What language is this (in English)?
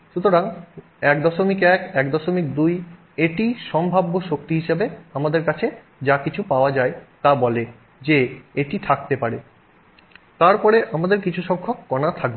Bangla